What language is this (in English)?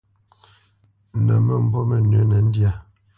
Bamenyam